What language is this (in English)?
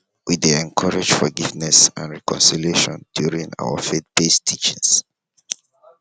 Nigerian Pidgin